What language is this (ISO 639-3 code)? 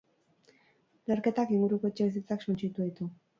eus